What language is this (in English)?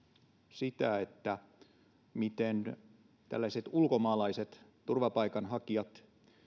Finnish